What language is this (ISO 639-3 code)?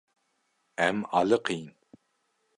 kur